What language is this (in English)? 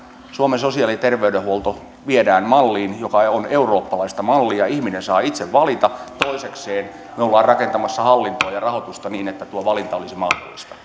Finnish